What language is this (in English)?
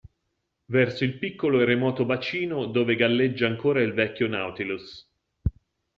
Italian